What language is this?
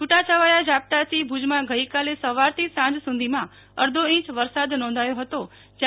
Gujarati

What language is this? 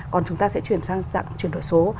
Vietnamese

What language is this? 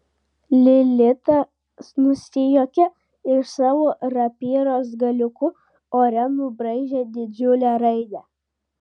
Lithuanian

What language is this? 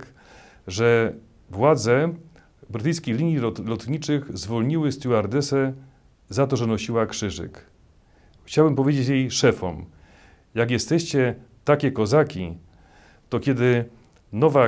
Polish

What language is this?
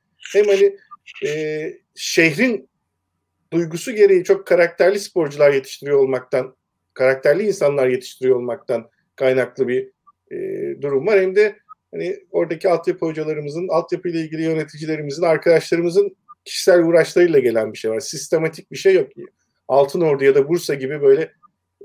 Turkish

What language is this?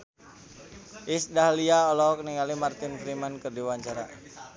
Sundanese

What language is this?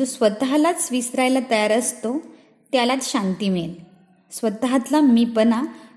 Marathi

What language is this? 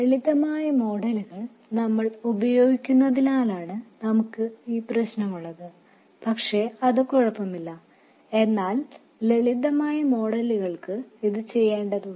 Malayalam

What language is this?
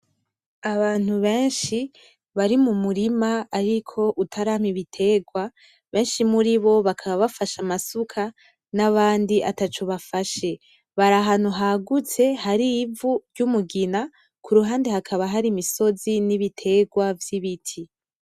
Rundi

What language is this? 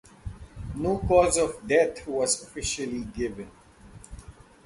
English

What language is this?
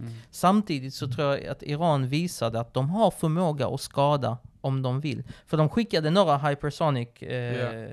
Swedish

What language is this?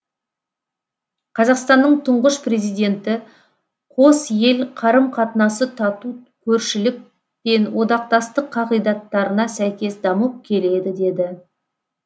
Kazakh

